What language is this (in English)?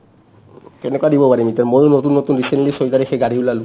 Assamese